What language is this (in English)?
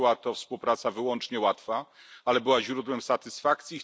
Polish